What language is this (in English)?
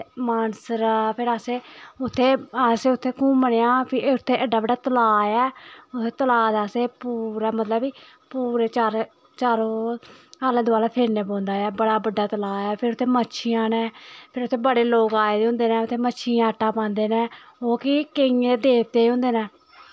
Dogri